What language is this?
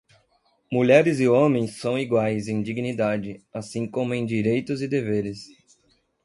Portuguese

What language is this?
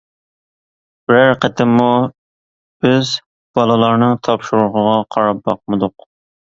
Uyghur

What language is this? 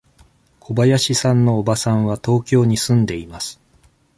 Japanese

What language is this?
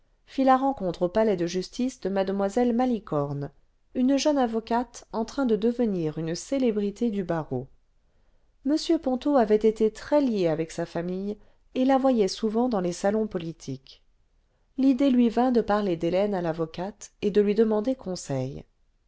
French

